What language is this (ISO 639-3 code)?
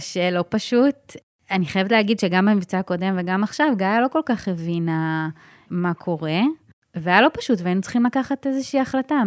heb